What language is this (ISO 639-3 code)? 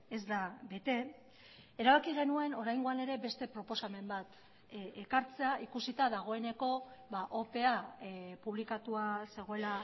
eus